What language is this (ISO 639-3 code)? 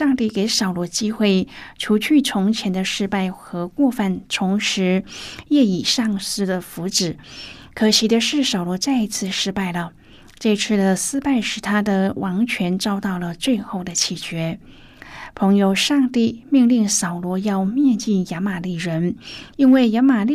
zho